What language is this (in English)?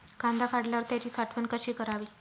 Marathi